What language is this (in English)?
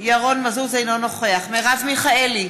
Hebrew